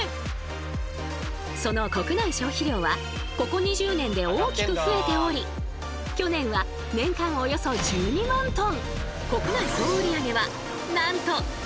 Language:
Japanese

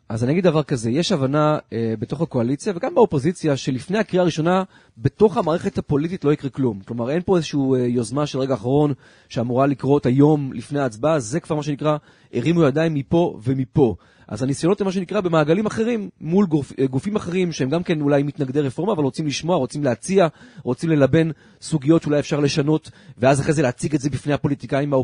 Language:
Hebrew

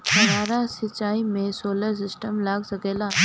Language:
Bhojpuri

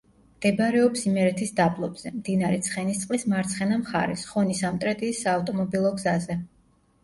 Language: Georgian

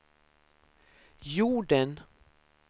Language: Swedish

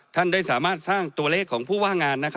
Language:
Thai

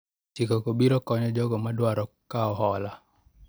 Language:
Luo (Kenya and Tanzania)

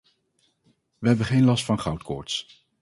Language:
Dutch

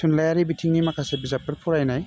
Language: Bodo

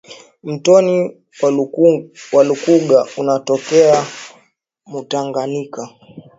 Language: Swahili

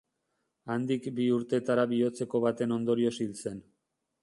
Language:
Basque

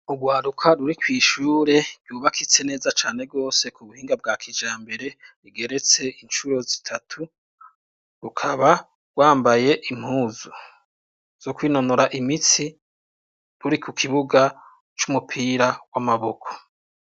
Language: Rundi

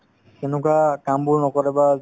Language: Assamese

